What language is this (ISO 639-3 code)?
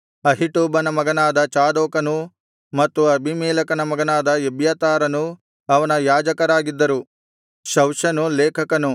kan